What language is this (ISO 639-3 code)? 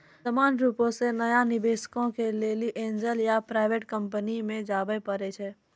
mai